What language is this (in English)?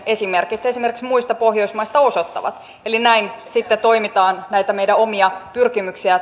Finnish